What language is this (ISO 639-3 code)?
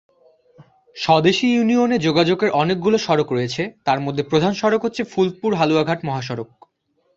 ben